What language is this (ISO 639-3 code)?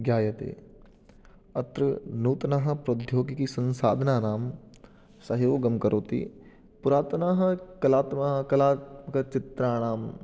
san